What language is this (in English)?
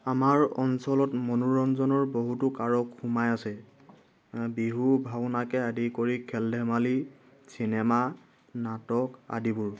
Assamese